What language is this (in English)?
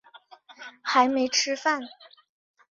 Chinese